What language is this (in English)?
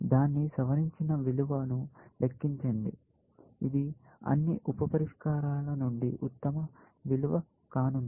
Telugu